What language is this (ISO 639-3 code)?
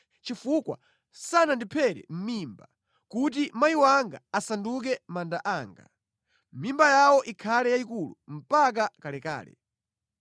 nya